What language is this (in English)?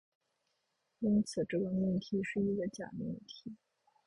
Chinese